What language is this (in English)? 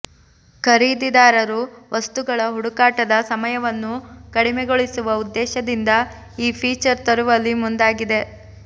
Kannada